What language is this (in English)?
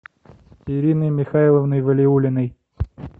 Russian